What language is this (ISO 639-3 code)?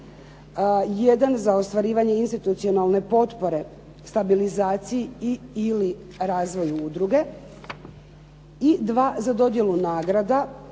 hrv